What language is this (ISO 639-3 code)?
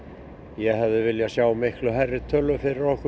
isl